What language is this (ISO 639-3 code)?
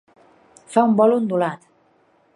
cat